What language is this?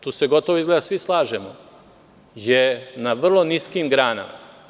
Serbian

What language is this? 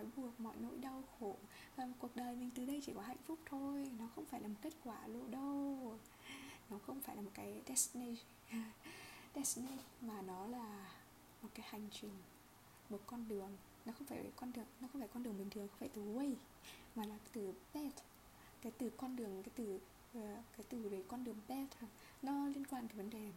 Vietnamese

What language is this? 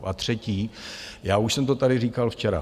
Czech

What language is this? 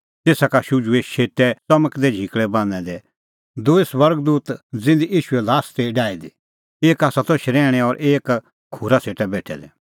Kullu Pahari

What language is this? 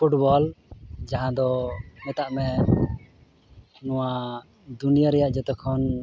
Santali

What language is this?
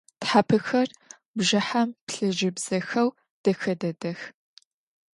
Adyghe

